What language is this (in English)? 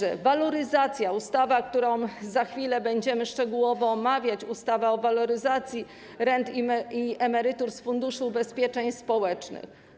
Polish